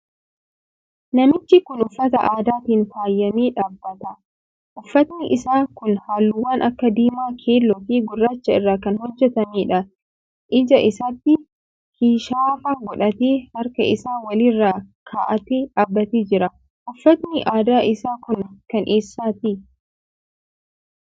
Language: Oromo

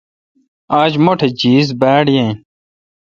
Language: Kalkoti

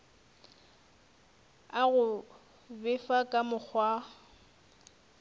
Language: Northern Sotho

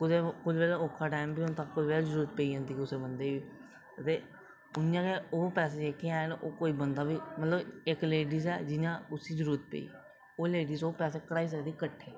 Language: Dogri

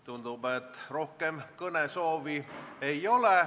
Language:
Estonian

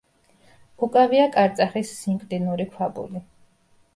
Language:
Georgian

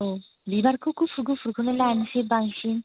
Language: Bodo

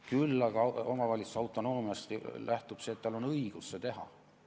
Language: Estonian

